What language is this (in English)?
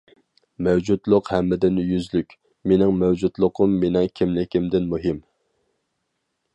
Uyghur